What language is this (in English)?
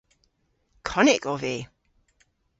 Cornish